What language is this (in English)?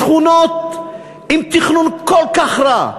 Hebrew